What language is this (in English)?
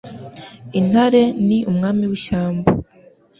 Kinyarwanda